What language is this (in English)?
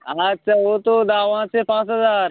Bangla